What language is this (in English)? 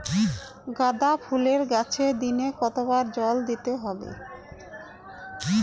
Bangla